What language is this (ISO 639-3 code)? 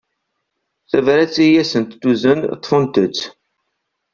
kab